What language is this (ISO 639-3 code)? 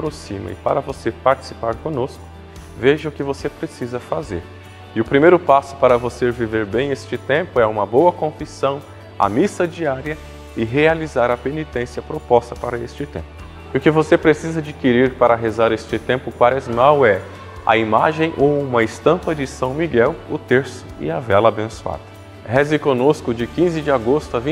por